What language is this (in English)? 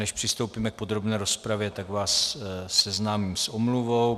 Czech